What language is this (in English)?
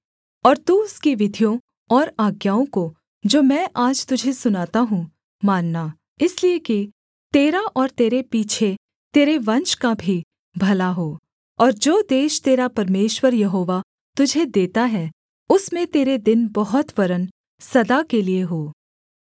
Hindi